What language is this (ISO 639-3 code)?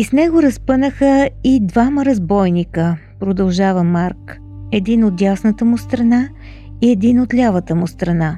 bul